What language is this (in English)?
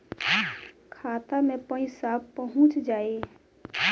Bhojpuri